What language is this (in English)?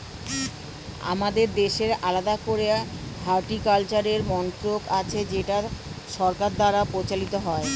Bangla